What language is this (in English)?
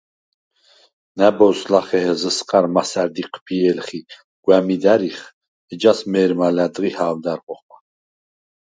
Svan